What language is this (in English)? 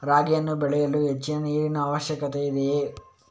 Kannada